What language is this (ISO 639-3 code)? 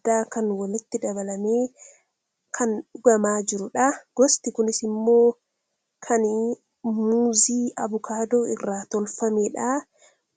orm